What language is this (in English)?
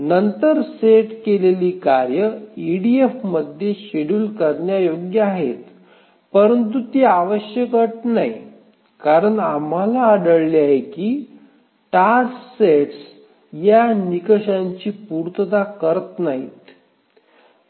Marathi